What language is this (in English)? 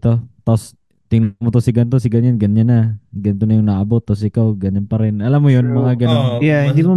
Filipino